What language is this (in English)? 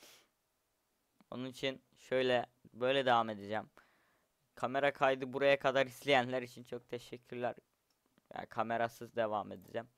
Turkish